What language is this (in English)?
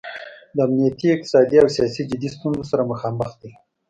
Pashto